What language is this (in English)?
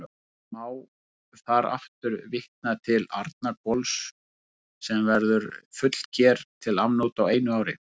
Icelandic